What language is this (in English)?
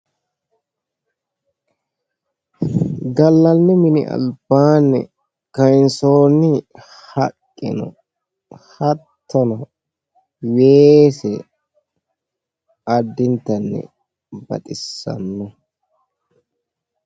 Sidamo